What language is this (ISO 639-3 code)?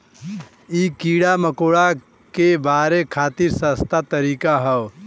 bho